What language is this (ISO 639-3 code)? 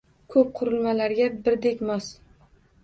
uzb